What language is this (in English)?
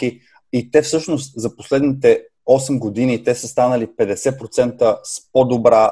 Bulgarian